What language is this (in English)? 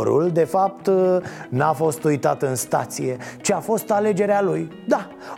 Romanian